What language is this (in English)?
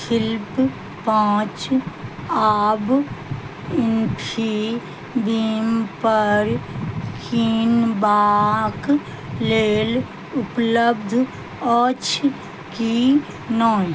Maithili